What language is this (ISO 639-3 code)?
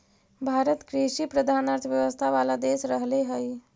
mag